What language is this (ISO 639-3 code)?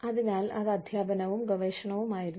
mal